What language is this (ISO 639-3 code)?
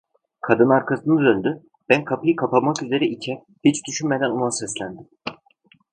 tur